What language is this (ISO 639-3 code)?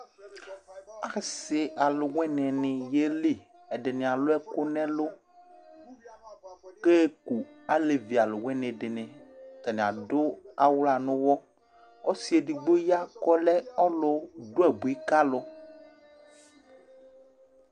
kpo